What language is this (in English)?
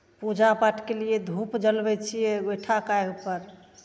Maithili